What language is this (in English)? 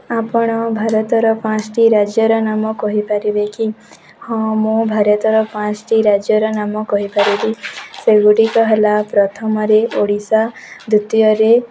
Odia